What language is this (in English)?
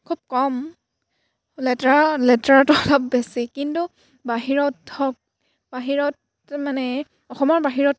Assamese